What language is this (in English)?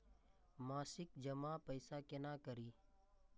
Maithili